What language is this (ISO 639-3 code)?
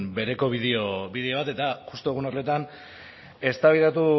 eus